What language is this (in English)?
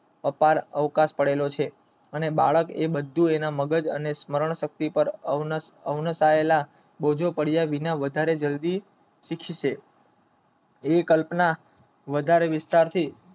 Gujarati